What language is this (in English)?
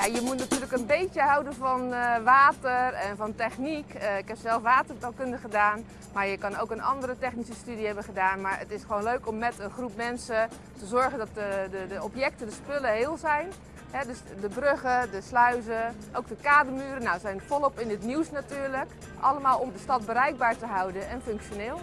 Dutch